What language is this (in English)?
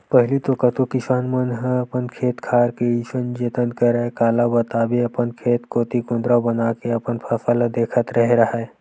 Chhattisgarhi